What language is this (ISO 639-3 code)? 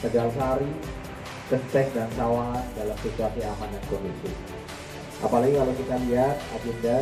ind